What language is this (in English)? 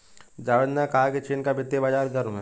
Hindi